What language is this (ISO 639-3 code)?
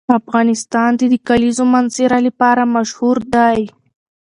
pus